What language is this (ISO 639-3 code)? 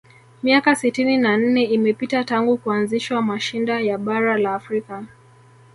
swa